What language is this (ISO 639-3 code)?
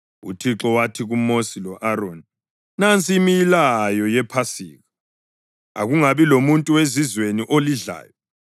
nde